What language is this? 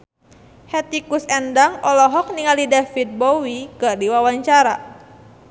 Sundanese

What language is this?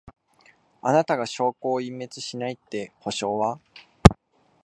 Japanese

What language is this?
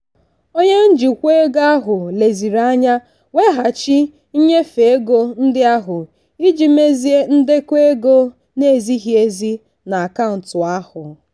Igbo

